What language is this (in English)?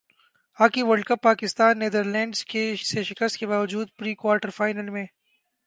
Urdu